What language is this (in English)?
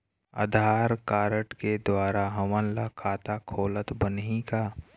Chhattisgarhi